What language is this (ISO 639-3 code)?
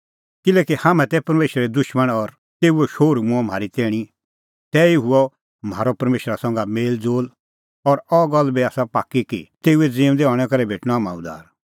kfx